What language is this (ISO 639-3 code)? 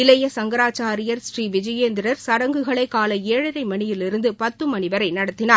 tam